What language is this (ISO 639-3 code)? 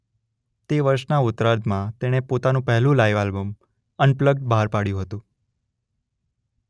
guj